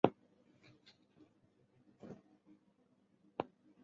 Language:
Chinese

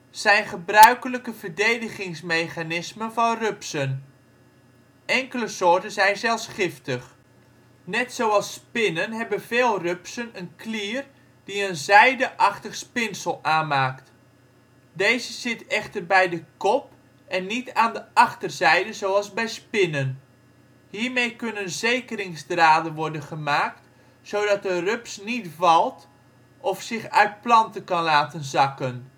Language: Dutch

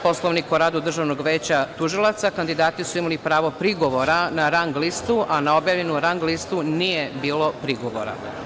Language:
Serbian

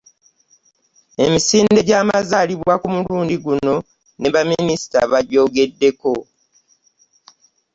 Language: Ganda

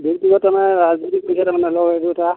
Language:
Assamese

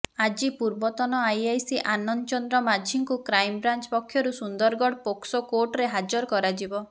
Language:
Odia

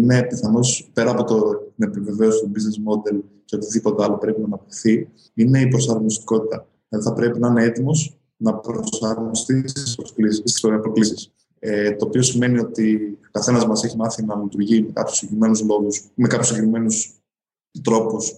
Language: Greek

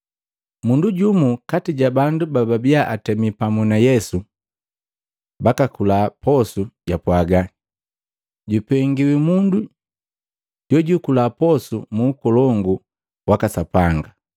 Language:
Matengo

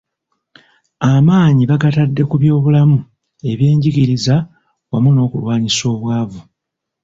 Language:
Ganda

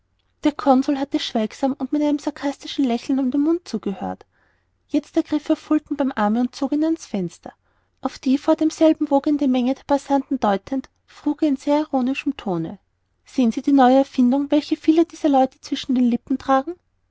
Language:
German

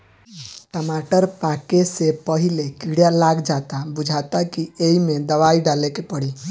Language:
Bhojpuri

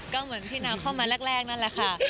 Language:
Thai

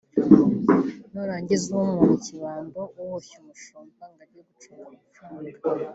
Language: Kinyarwanda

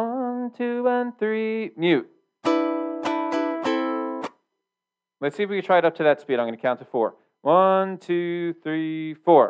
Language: English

